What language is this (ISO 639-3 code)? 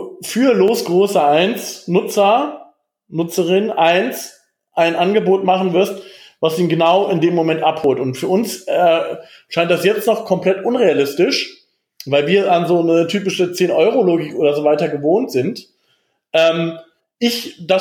deu